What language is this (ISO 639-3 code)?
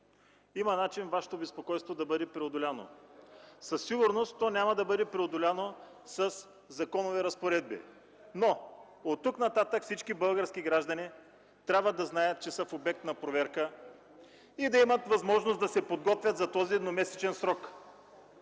bul